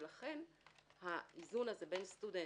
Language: Hebrew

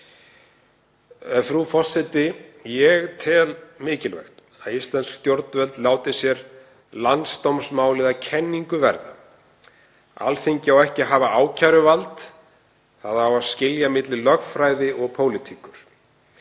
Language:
Icelandic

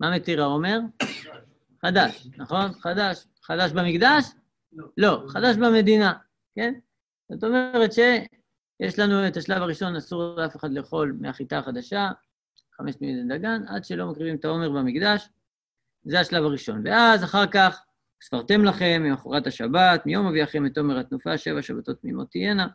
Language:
Hebrew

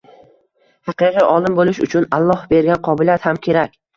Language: Uzbek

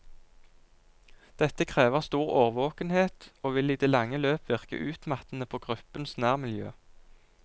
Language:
Norwegian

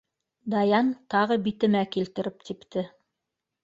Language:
Bashkir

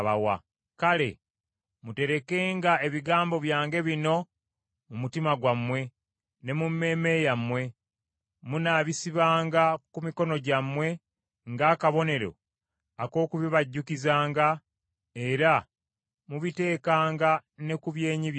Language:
Ganda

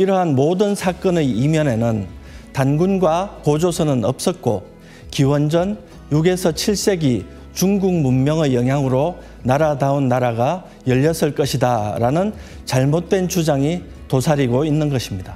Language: Korean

